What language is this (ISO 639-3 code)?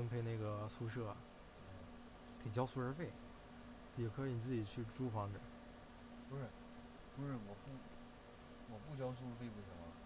zho